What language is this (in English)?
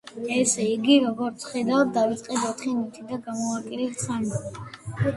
Georgian